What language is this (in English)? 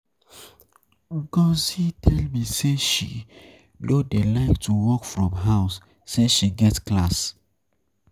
Nigerian Pidgin